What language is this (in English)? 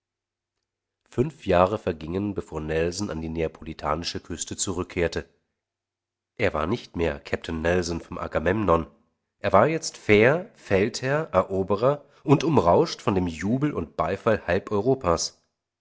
German